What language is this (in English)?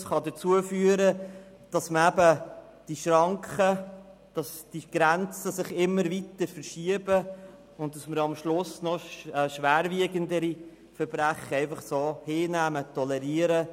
Swiss German